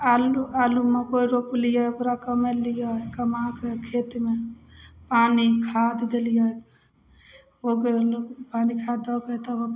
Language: Maithili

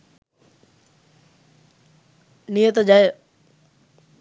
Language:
Sinhala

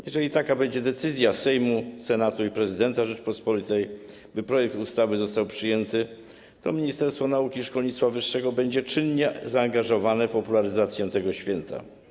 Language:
Polish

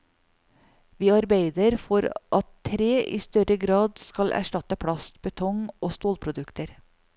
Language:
Norwegian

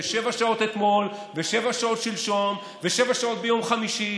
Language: Hebrew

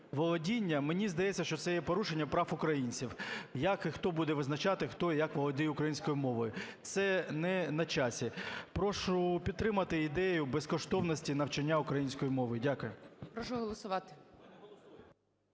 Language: Ukrainian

